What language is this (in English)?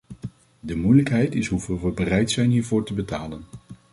Dutch